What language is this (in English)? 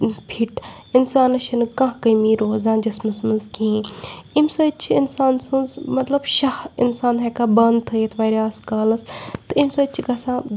Kashmiri